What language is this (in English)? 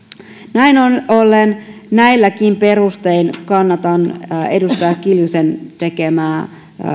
Finnish